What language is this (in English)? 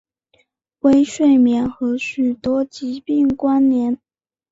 Chinese